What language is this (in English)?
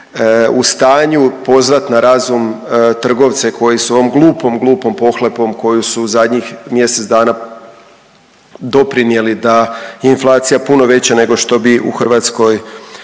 Croatian